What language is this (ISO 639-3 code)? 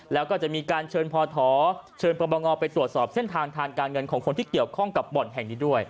tha